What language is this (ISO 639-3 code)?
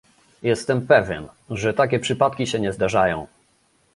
pol